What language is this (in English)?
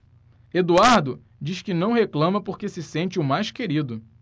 Portuguese